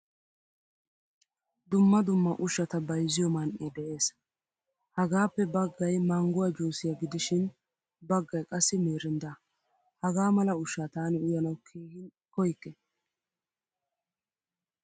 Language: Wolaytta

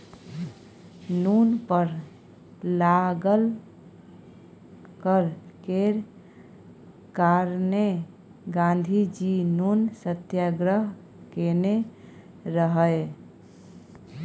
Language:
Maithili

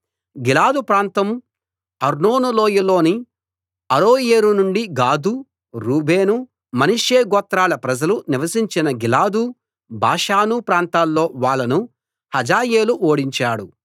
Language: Telugu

